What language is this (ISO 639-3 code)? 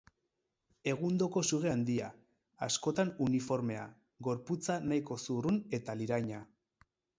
eus